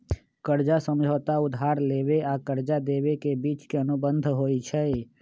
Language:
Magahi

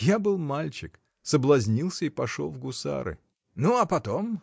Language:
Russian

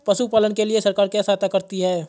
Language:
Hindi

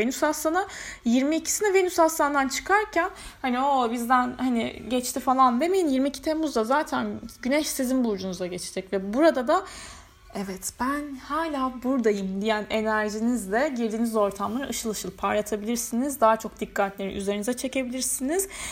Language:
Turkish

